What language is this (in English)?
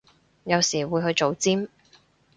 Cantonese